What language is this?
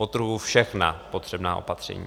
Czech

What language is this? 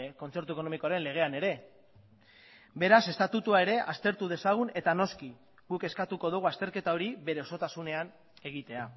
Basque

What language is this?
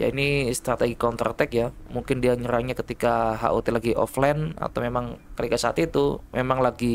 Indonesian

